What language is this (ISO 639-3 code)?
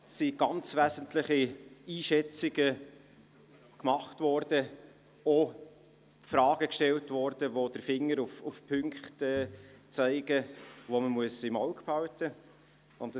gsw